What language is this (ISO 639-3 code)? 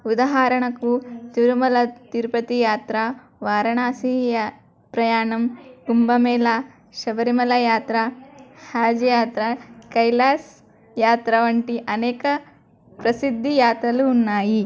tel